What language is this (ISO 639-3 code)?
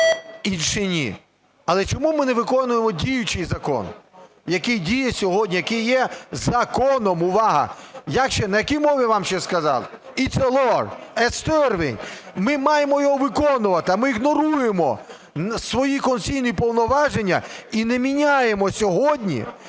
ukr